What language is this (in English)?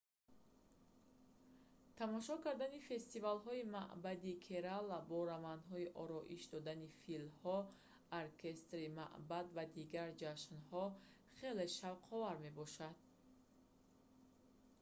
Tajik